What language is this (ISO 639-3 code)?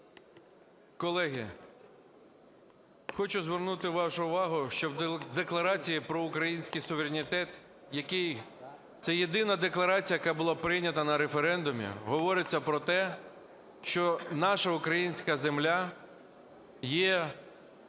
ukr